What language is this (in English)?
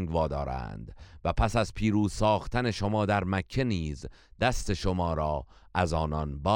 Persian